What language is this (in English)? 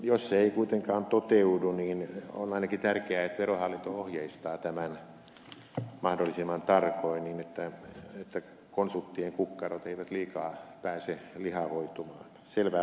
Finnish